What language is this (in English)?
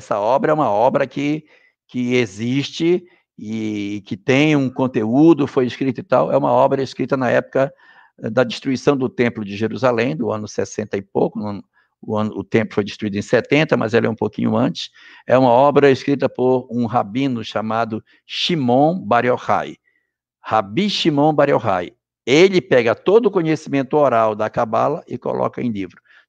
Portuguese